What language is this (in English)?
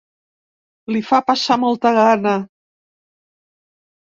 Catalan